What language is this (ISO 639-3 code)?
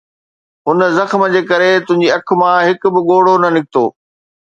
snd